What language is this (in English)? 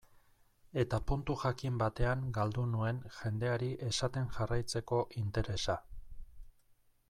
Basque